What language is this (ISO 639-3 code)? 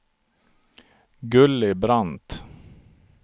swe